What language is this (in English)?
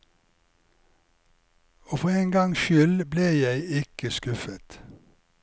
Norwegian